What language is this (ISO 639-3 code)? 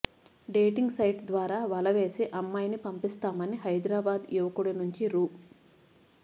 tel